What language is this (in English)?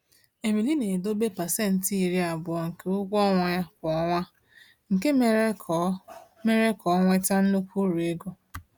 Igbo